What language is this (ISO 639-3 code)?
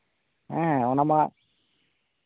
sat